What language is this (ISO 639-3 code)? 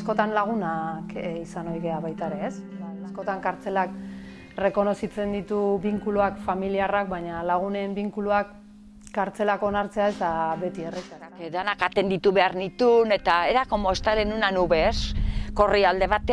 spa